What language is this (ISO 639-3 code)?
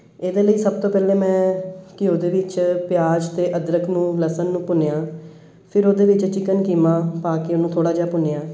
pan